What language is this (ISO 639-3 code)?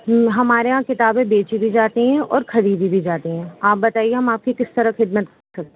urd